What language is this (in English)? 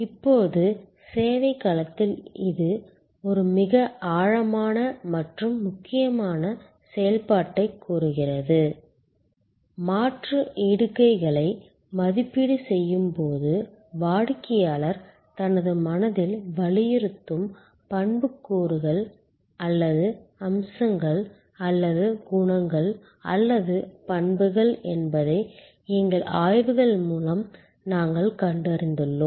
Tamil